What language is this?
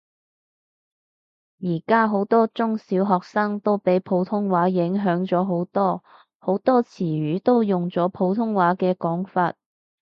Cantonese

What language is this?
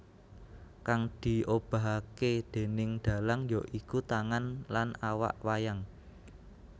Javanese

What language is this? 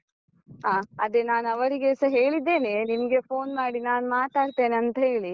Kannada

